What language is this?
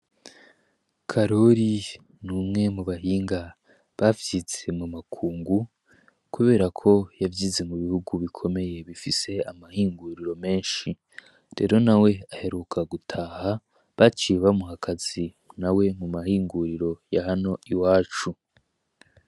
Rundi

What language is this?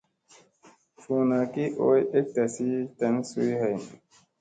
Musey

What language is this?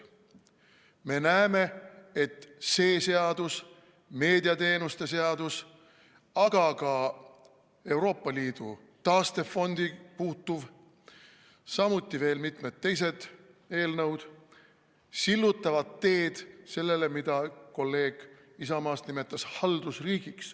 Estonian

